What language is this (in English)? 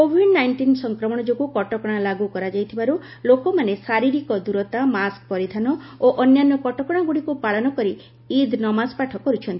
Odia